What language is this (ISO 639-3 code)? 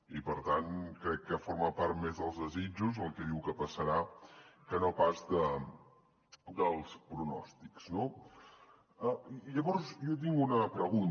cat